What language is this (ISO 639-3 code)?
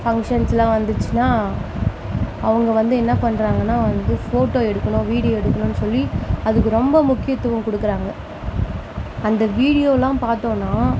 tam